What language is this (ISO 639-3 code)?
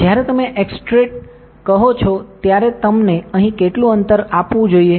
guj